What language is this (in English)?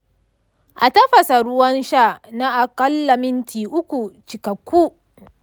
Hausa